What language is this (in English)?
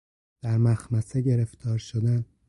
Persian